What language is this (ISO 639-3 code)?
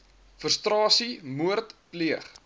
afr